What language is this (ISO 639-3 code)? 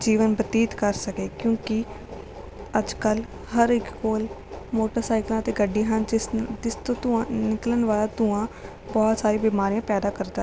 pan